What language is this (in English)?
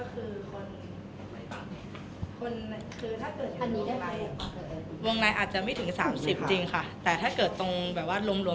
Thai